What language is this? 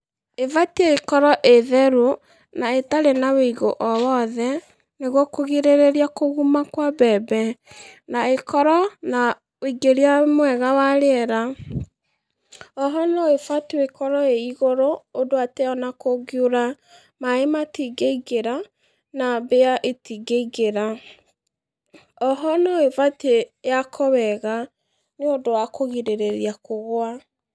Kikuyu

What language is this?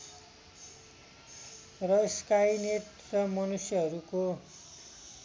Nepali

